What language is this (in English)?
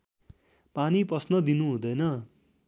Nepali